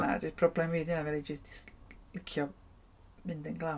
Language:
Welsh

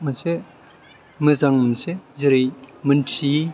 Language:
Bodo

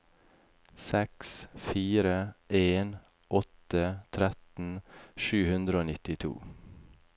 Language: Norwegian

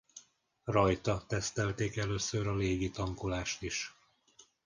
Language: Hungarian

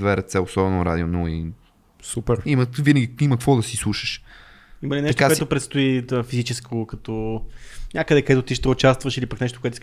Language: Bulgarian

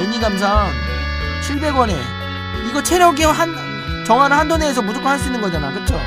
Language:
Korean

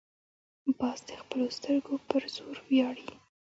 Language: Pashto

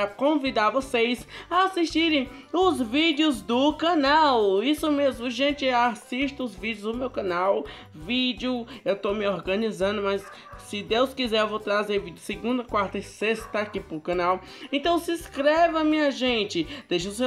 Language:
Portuguese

